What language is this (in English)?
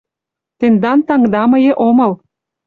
Mari